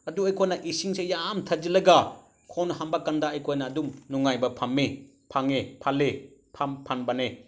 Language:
Manipuri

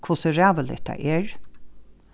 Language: Faroese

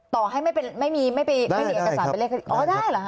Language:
Thai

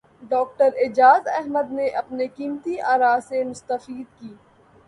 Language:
Urdu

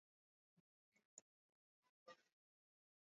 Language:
Swahili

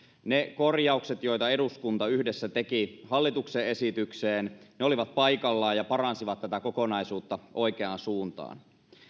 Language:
Finnish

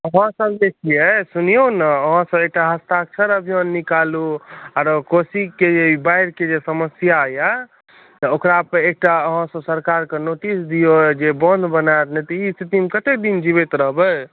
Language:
Maithili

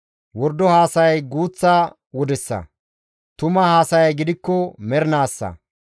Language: Gamo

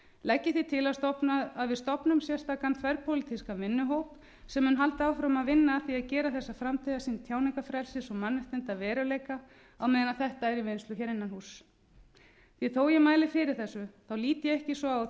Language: Icelandic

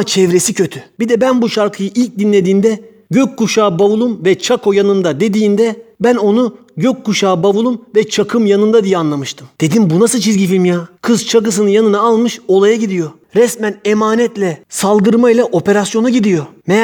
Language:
Turkish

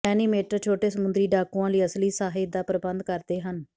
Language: Punjabi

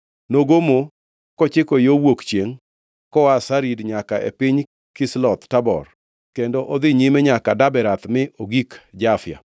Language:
Luo (Kenya and Tanzania)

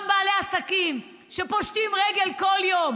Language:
Hebrew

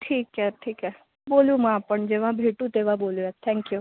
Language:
Marathi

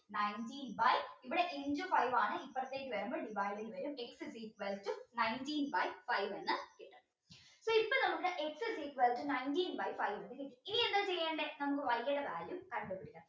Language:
Malayalam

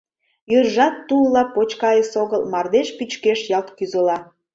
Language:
Mari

